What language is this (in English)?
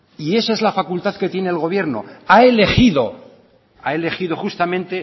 Spanish